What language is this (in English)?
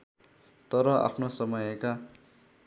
Nepali